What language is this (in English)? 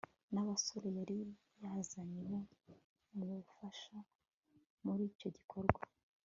Kinyarwanda